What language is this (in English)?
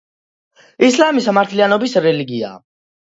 Georgian